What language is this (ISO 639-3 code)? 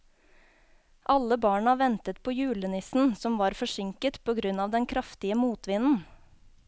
nor